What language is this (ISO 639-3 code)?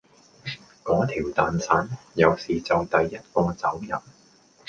yue